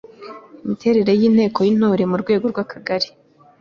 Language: Kinyarwanda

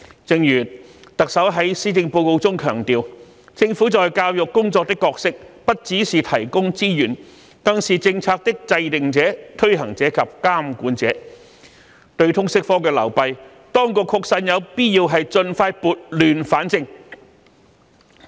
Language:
Cantonese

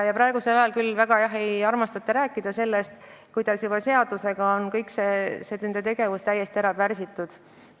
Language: Estonian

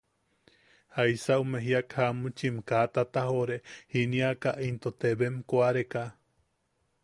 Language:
Yaqui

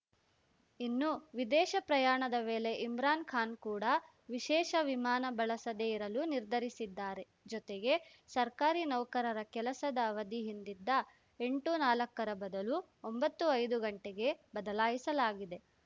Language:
Kannada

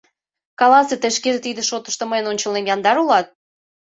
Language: Mari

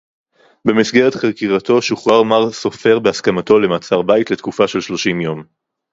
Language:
Hebrew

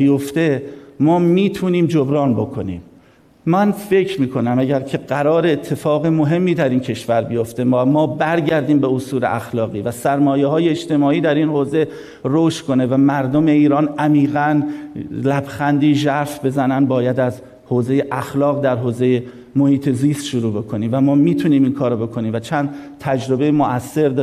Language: Persian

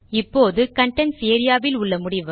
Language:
Tamil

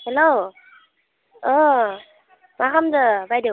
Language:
Bodo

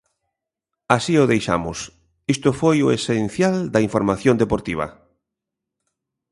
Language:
Galician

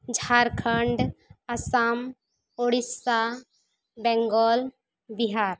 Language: Santali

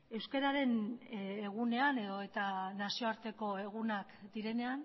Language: Basque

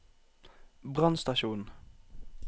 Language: Norwegian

